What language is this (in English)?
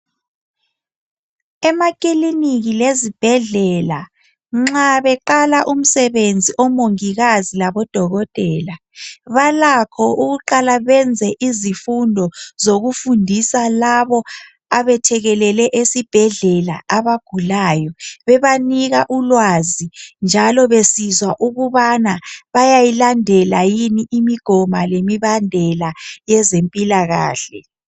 North Ndebele